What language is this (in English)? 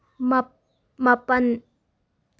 Manipuri